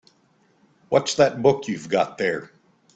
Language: English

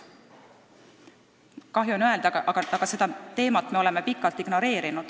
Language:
Estonian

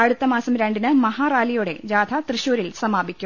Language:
Malayalam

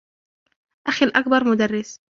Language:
Arabic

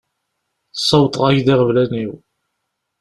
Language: Kabyle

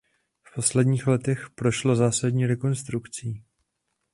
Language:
Czech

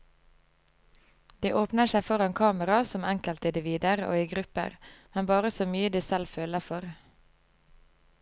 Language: Norwegian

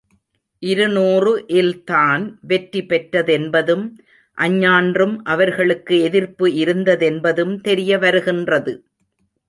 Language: Tamil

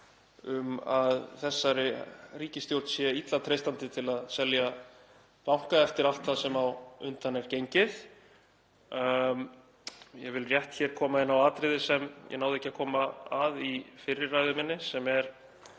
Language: Icelandic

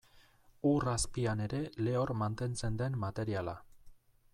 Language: Basque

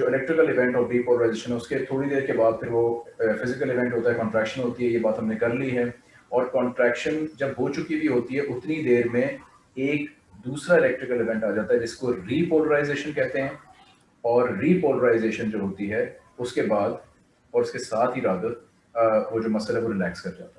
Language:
Hindi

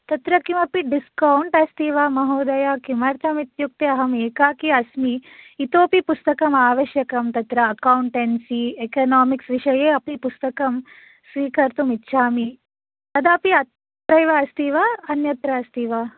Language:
Sanskrit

